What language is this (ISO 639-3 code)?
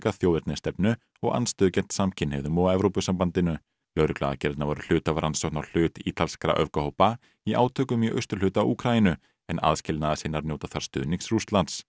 isl